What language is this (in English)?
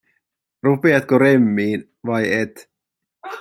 Finnish